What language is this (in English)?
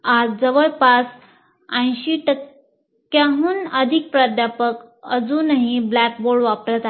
Marathi